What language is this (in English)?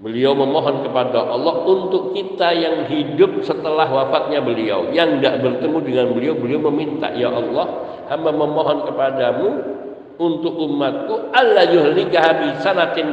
Indonesian